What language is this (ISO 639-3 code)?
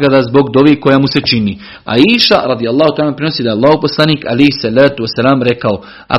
hrv